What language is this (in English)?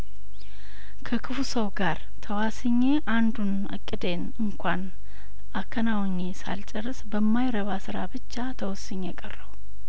Amharic